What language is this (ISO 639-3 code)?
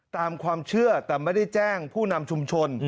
tha